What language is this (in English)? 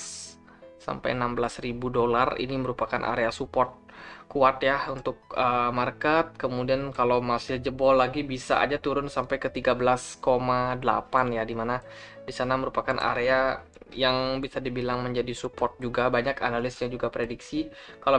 Indonesian